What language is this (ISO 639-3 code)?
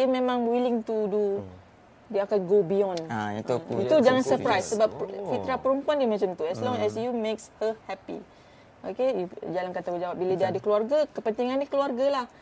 msa